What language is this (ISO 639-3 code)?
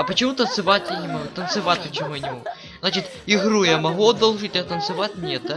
rus